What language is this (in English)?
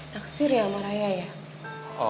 Indonesian